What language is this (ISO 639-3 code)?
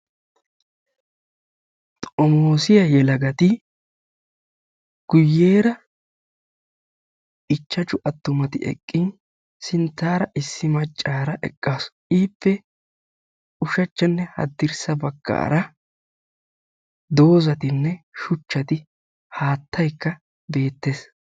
wal